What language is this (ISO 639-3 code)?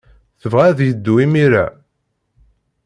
kab